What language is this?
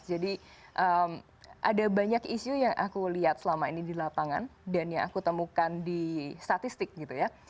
Indonesian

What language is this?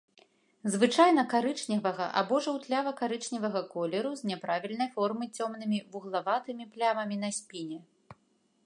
Belarusian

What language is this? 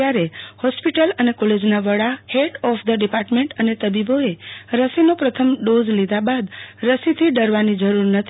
Gujarati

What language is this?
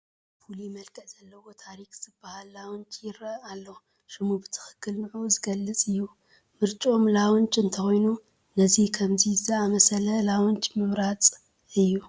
Tigrinya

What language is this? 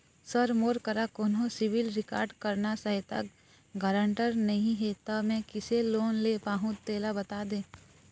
Chhattisgarhi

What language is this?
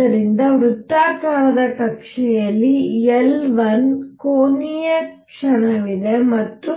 Kannada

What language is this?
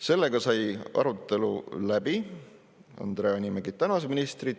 Estonian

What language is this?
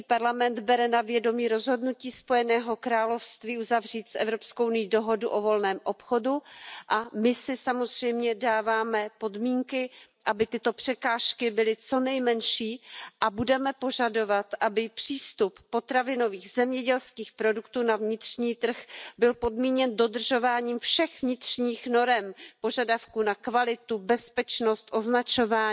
Czech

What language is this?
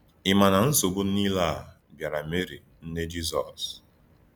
Igbo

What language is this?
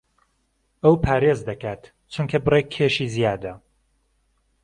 Central Kurdish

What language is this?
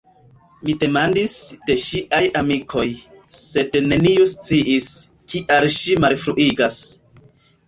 Esperanto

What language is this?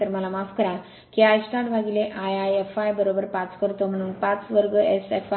Marathi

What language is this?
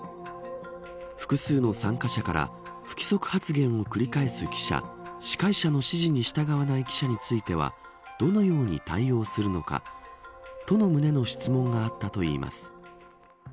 Japanese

